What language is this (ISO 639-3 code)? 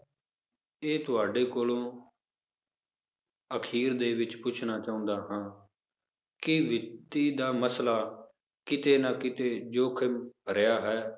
pan